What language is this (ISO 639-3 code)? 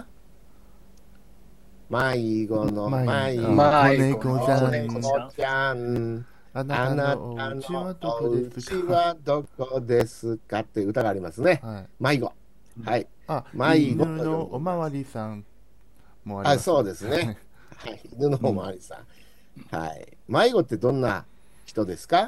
jpn